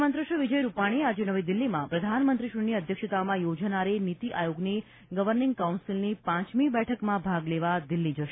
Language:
Gujarati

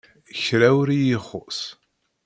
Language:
Kabyle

